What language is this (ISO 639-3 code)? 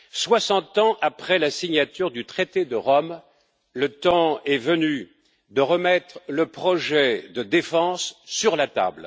fra